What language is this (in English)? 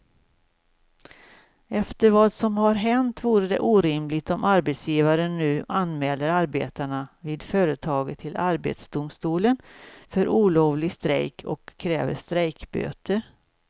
Swedish